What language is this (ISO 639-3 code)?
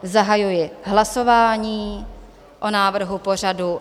ces